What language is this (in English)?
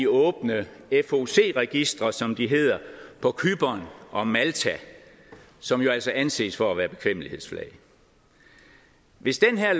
Danish